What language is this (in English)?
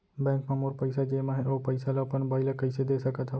Chhattisgarhi